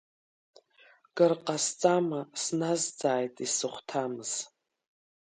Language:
Abkhazian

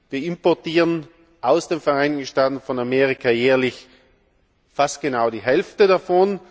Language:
German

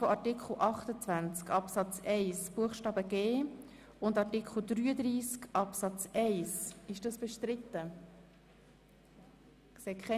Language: Swiss German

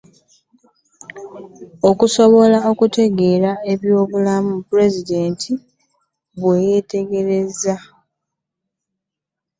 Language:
Ganda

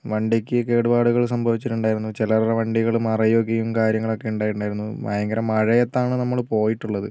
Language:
Malayalam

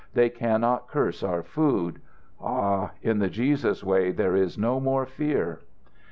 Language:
English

